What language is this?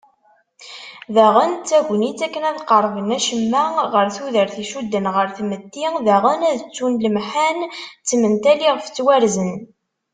Kabyle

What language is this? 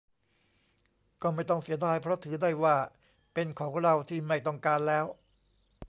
Thai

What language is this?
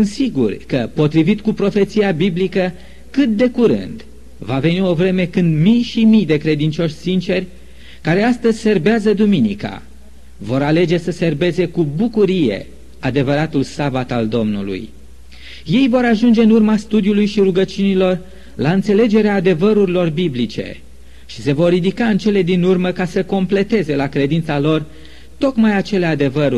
Romanian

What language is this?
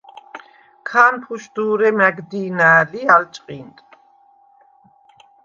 Svan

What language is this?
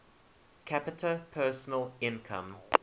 English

